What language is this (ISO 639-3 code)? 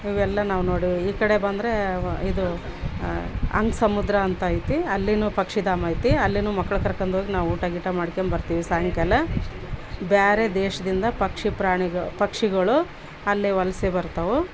kan